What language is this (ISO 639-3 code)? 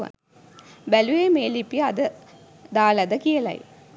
sin